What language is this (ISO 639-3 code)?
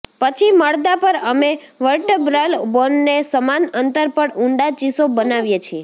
guj